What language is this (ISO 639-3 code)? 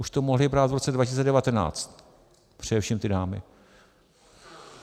ces